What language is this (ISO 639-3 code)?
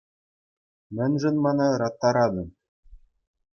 chv